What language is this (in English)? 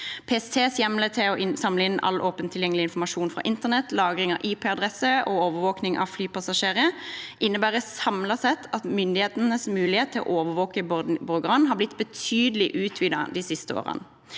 Norwegian